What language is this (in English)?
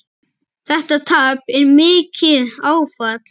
Icelandic